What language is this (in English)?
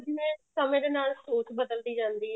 Punjabi